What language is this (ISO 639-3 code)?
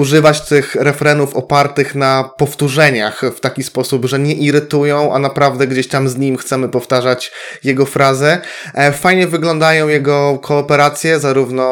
pol